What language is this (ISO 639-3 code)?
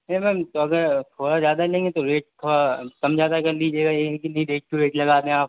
urd